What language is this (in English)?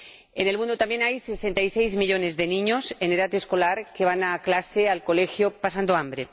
Spanish